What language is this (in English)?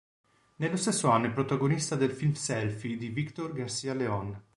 Italian